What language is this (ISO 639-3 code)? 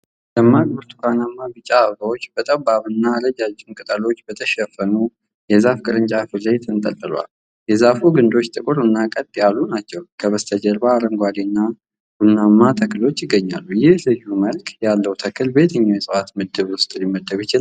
amh